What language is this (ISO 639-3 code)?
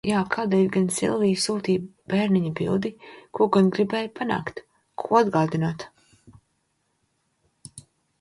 lav